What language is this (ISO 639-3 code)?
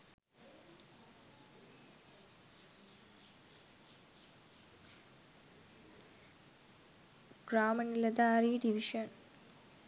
sin